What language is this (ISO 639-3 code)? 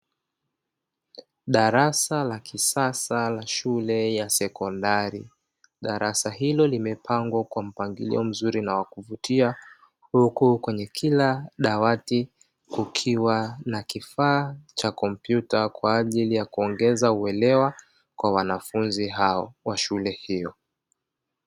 swa